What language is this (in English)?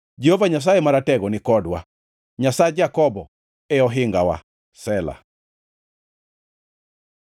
Luo (Kenya and Tanzania)